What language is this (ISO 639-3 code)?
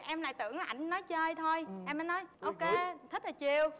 vie